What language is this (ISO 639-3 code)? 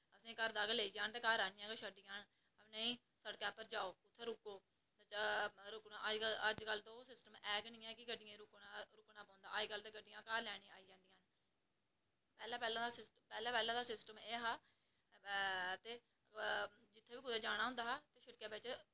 doi